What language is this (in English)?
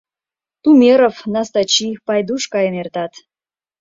Mari